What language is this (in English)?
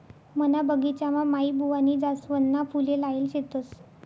Marathi